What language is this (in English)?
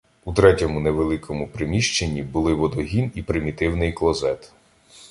Ukrainian